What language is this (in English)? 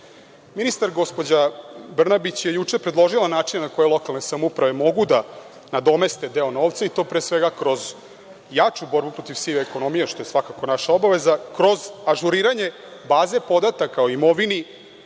Serbian